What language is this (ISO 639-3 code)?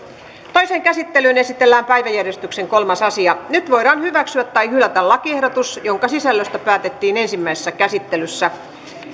fin